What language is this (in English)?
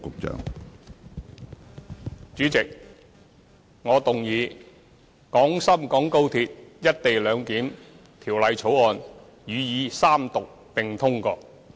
Cantonese